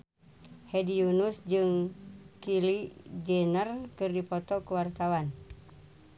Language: Sundanese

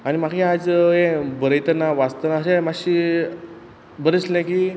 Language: Konkani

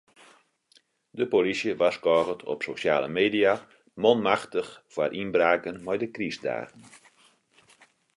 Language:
Western Frisian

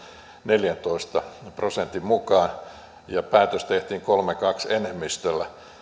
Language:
Finnish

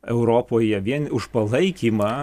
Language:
Lithuanian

